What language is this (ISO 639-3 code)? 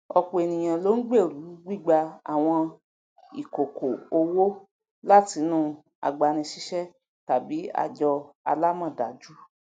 yor